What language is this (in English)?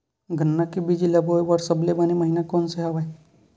Chhattisgarhi